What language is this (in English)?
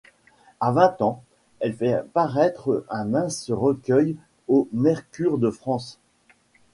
French